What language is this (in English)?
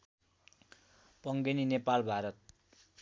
Nepali